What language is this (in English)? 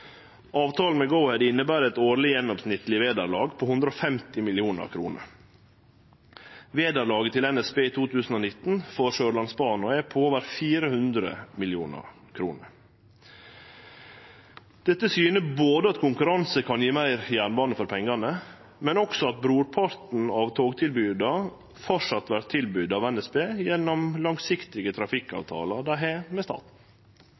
Norwegian Nynorsk